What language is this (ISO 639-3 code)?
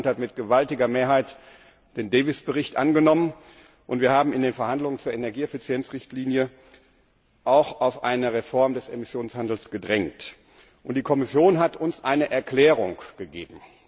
deu